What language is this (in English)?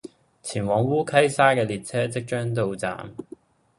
Cantonese